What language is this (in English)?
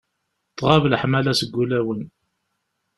Kabyle